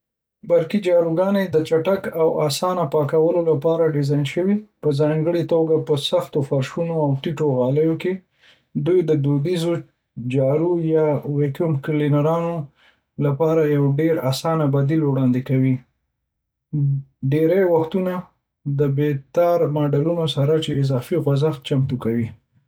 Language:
Pashto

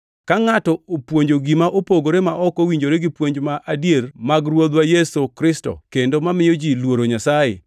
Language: Luo (Kenya and Tanzania)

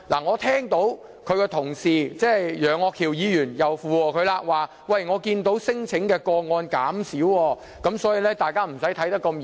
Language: Cantonese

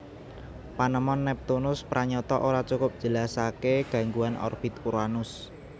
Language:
Javanese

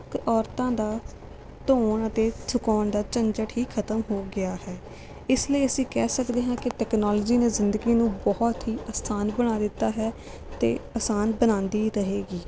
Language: Punjabi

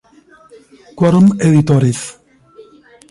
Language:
Spanish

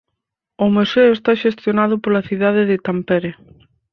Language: Galician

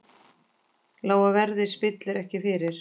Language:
Icelandic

